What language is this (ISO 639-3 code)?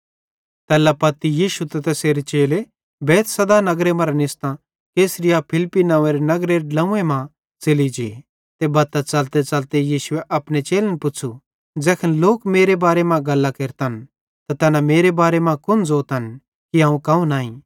bhd